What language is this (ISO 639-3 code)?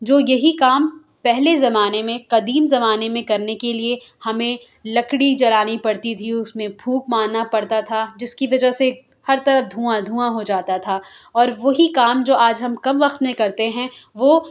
urd